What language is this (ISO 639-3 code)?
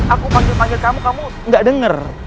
ind